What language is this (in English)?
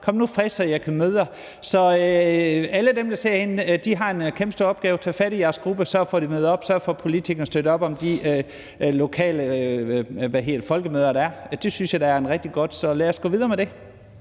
Danish